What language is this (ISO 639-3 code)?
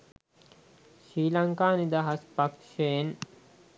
sin